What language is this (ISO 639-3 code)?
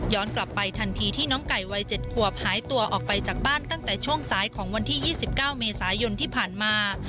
tha